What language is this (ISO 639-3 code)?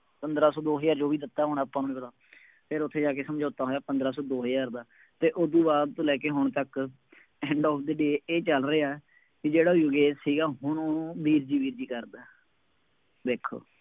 pan